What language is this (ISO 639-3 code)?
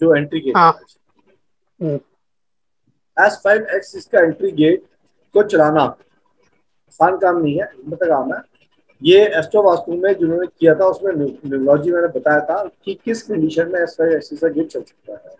hin